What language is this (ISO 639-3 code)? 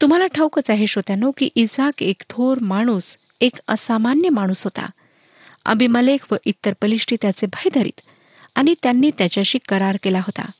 mar